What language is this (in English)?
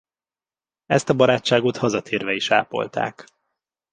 Hungarian